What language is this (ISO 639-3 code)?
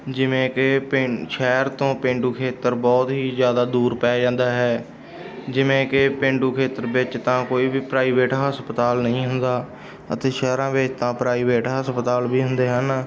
pan